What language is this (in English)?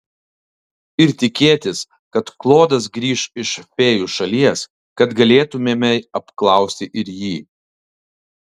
Lithuanian